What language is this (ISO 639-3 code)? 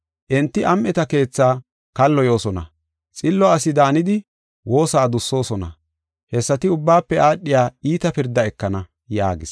gof